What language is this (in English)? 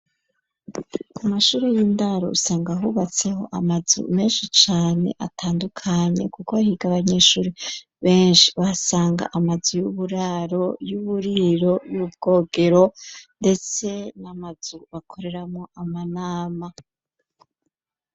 Rundi